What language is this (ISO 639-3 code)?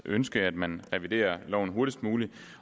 dan